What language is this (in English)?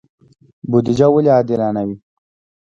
Pashto